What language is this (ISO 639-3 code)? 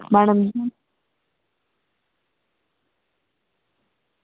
doi